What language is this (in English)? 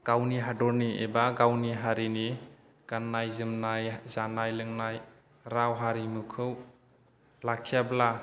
Bodo